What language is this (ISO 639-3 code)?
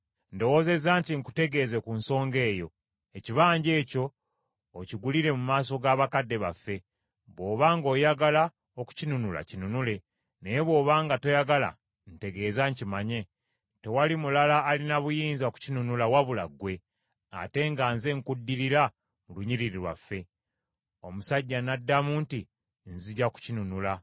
lug